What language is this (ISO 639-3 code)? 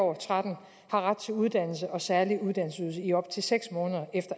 dan